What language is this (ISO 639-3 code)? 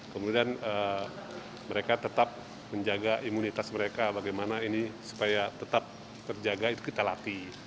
ind